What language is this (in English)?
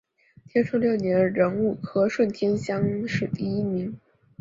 Chinese